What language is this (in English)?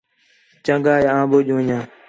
Khetrani